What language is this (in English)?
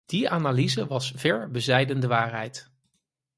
Dutch